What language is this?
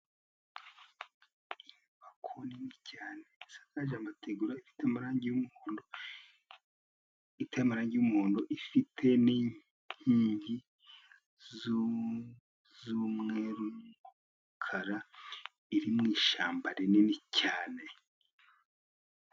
Kinyarwanda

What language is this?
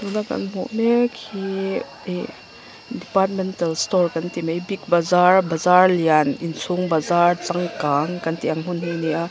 Mizo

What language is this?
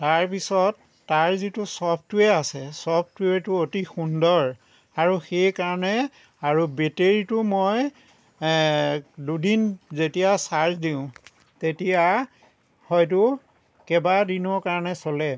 Assamese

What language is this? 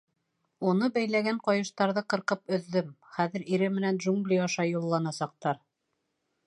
Bashkir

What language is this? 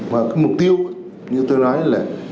Vietnamese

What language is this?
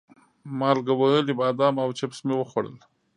Pashto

